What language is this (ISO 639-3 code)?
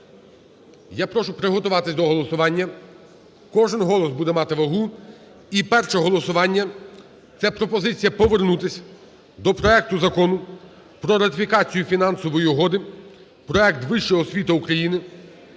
ukr